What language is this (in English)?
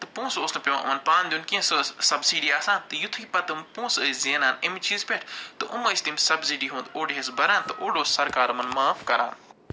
Kashmiri